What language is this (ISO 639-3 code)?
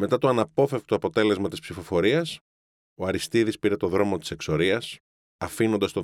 ell